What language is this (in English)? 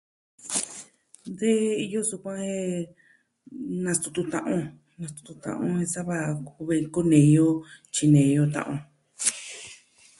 Southwestern Tlaxiaco Mixtec